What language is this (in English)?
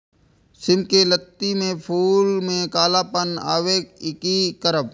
Maithili